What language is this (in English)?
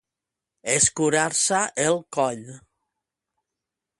Catalan